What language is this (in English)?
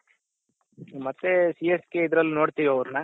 Kannada